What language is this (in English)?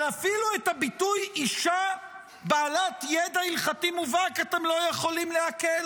Hebrew